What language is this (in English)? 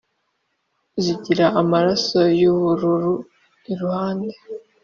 Kinyarwanda